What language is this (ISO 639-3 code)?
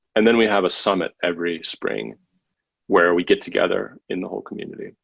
eng